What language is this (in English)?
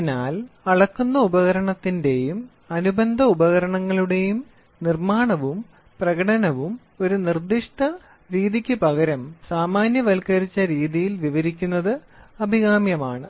Malayalam